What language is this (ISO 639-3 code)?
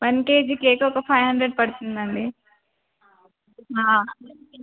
tel